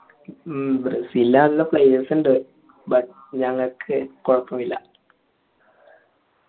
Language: Malayalam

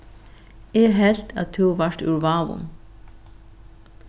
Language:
Faroese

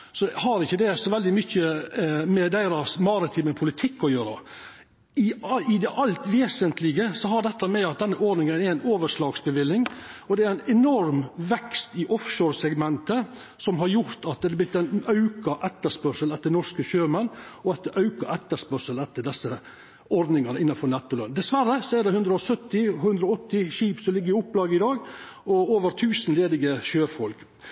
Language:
Norwegian Nynorsk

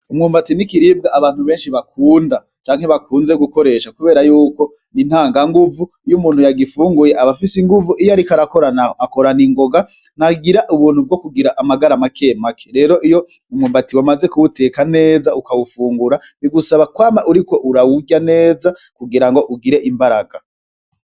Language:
Rundi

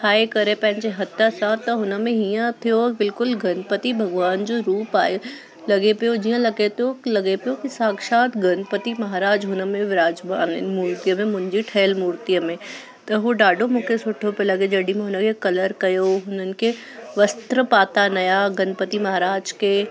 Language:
Sindhi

